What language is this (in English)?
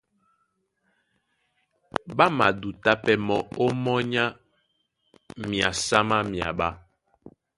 Duala